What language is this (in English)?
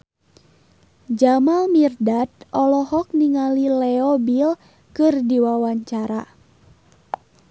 Sundanese